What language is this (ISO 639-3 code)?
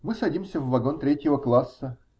rus